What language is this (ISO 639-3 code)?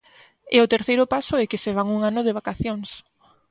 glg